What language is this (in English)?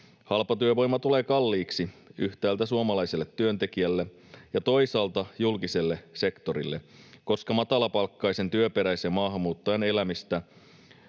Finnish